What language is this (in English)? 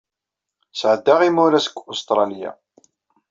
Kabyle